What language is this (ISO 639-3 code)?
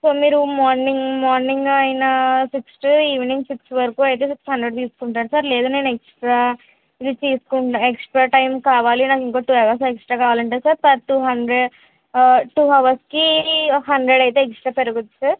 tel